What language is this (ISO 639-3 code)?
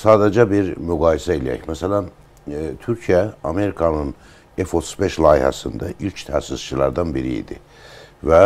tur